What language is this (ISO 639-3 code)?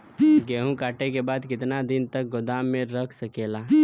bho